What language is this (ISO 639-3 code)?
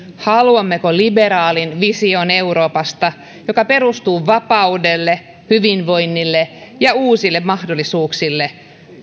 fin